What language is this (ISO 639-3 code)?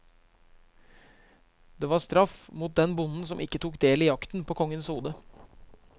nor